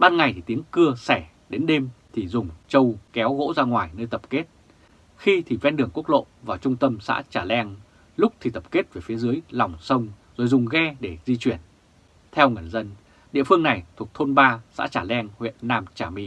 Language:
Vietnamese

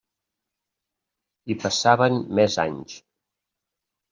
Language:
Catalan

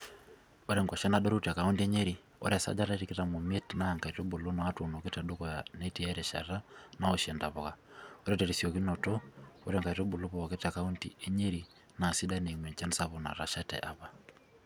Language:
Masai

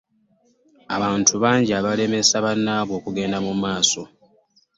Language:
Ganda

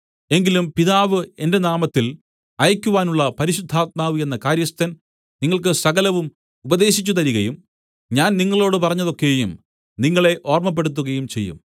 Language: Malayalam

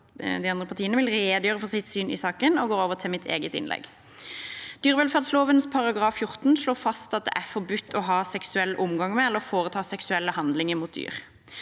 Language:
Norwegian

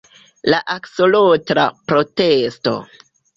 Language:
Esperanto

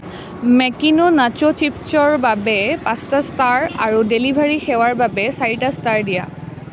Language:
Assamese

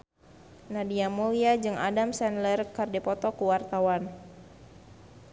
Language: Sundanese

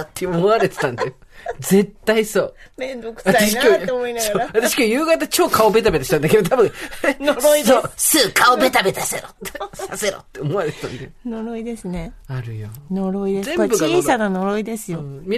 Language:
Japanese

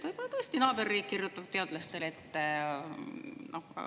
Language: Estonian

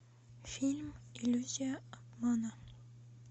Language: Russian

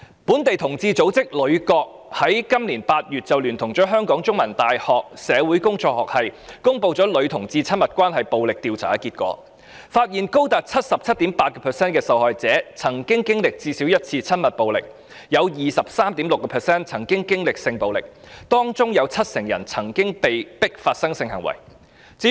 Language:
Cantonese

